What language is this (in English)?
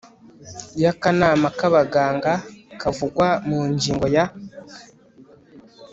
Kinyarwanda